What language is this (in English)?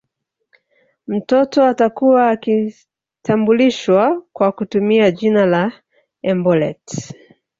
Swahili